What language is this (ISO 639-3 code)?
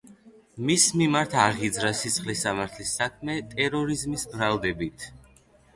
kat